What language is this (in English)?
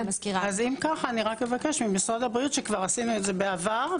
Hebrew